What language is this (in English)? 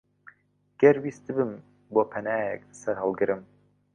Central Kurdish